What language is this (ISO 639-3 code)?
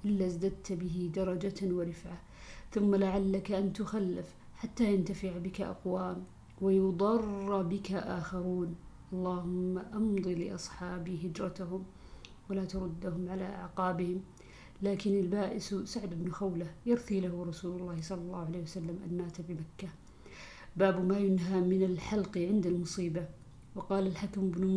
ara